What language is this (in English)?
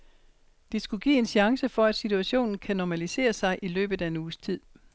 Danish